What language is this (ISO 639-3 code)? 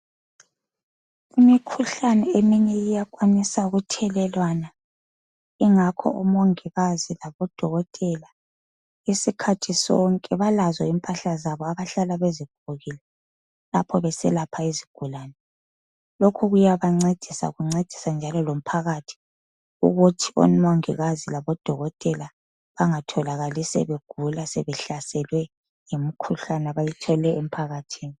nde